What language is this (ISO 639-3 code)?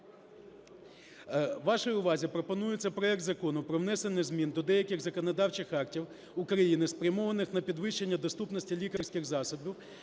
ukr